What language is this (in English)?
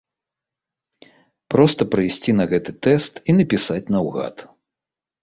Belarusian